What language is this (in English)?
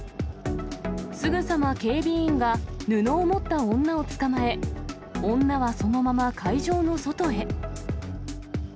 Japanese